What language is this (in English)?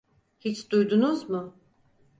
Turkish